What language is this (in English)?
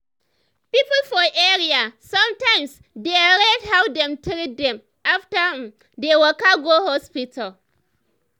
Nigerian Pidgin